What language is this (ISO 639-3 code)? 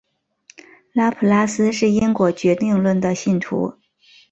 zho